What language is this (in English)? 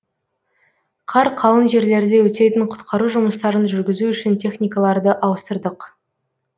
Kazakh